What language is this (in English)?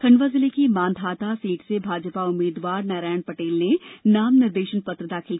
Hindi